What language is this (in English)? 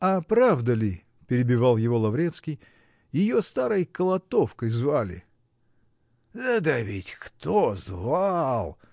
Russian